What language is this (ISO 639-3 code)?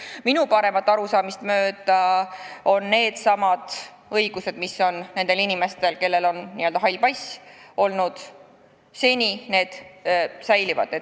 est